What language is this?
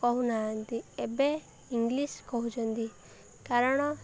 Odia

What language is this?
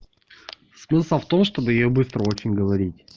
Russian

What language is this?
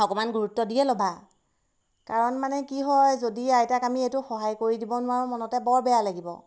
Assamese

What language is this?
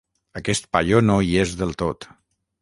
Catalan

